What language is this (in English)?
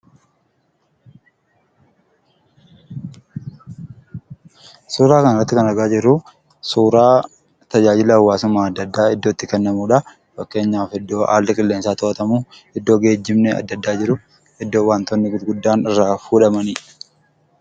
Oromo